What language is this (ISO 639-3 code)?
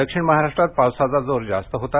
mar